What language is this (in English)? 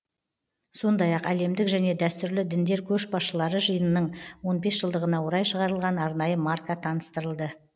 Kazakh